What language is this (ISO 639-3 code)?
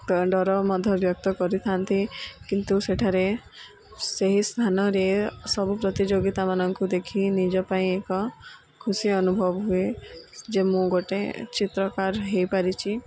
ori